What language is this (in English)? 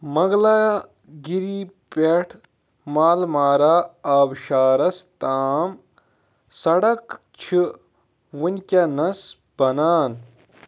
Kashmiri